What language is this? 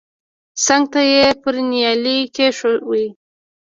Pashto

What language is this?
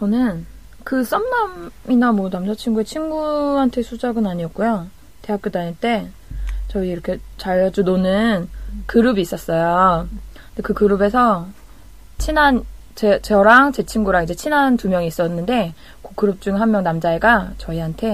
Korean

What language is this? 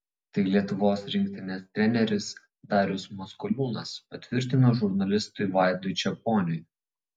Lithuanian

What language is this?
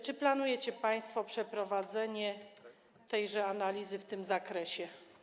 Polish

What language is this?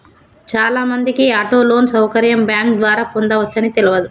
Telugu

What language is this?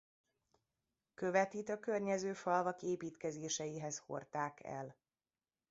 Hungarian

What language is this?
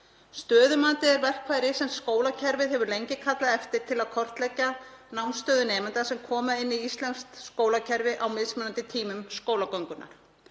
Icelandic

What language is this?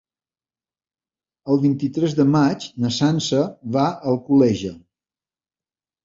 Catalan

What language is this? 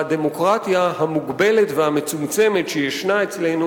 Hebrew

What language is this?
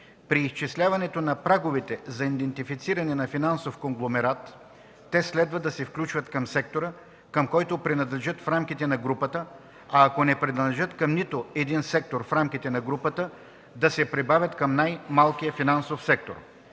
Bulgarian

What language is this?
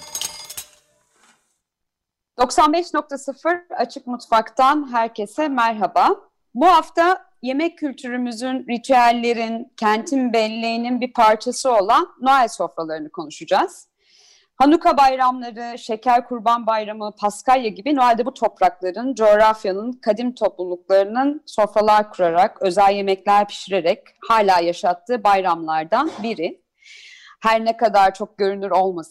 Turkish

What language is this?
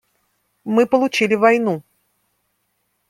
Russian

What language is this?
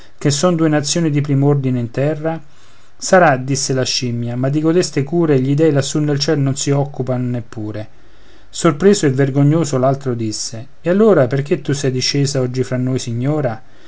Italian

